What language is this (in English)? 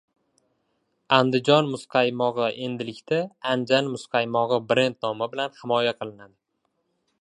Uzbek